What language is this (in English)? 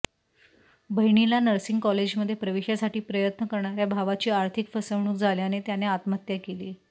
Marathi